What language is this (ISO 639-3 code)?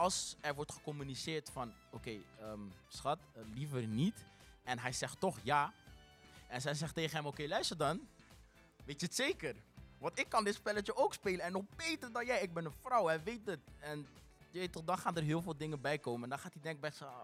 nld